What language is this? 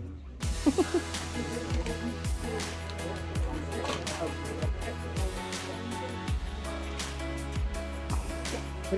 Dutch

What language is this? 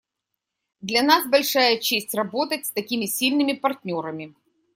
Russian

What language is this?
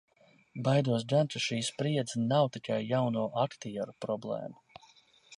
Latvian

